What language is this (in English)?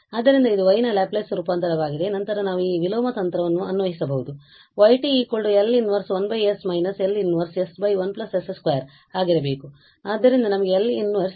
Kannada